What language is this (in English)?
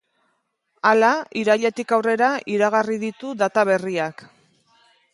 Basque